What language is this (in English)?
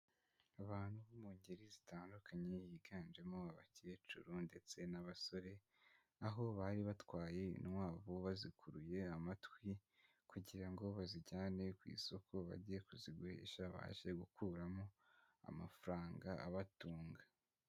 Kinyarwanda